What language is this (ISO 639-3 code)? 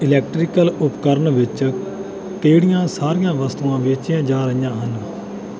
pan